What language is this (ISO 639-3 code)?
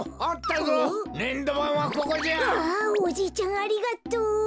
jpn